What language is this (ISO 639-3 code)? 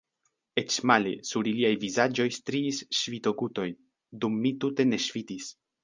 epo